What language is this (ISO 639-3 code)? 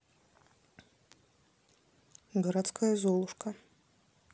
rus